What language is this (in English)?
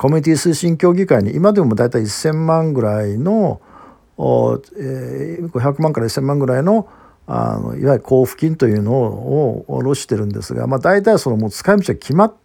Japanese